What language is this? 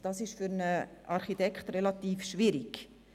Swiss German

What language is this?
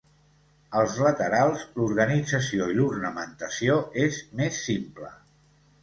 Catalan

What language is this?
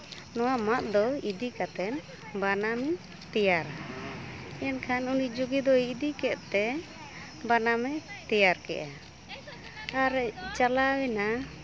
Santali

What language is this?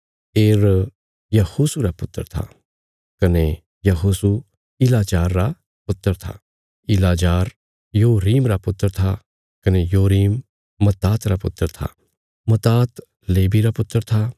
Bilaspuri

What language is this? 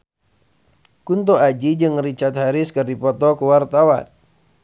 Sundanese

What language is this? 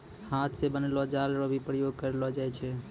Maithili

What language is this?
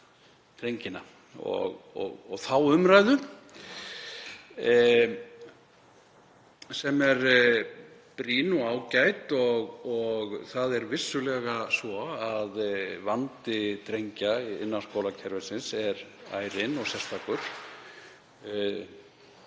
Icelandic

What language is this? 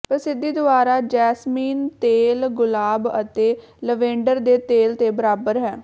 Punjabi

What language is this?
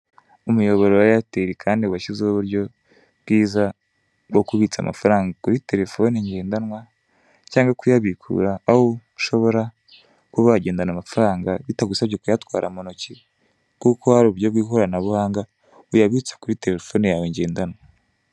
Kinyarwanda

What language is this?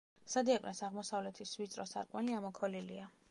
Georgian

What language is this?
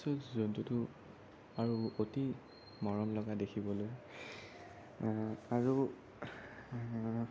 Assamese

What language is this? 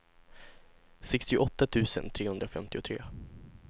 Swedish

